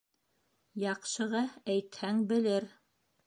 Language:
Bashkir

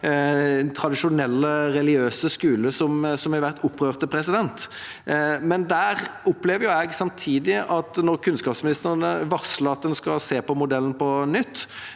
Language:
Norwegian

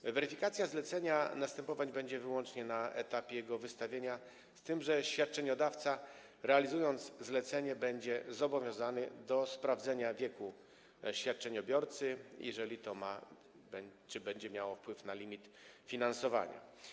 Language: Polish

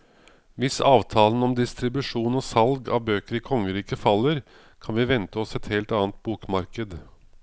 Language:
Norwegian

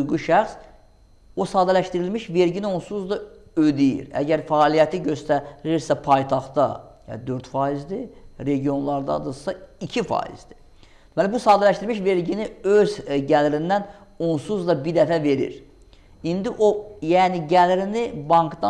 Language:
Azerbaijani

